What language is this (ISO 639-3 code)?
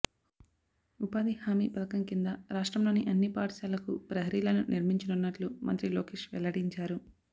tel